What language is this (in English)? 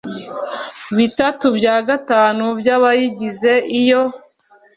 Kinyarwanda